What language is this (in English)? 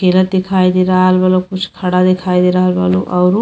Bhojpuri